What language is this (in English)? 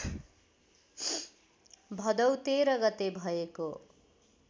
Nepali